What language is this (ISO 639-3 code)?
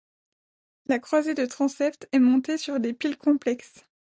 fra